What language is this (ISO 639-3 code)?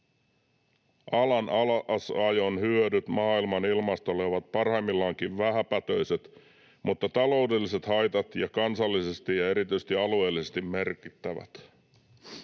fin